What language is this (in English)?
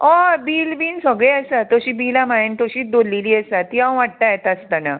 Konkani